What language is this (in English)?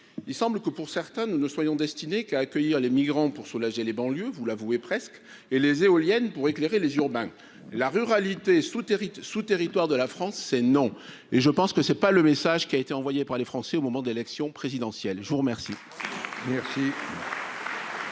French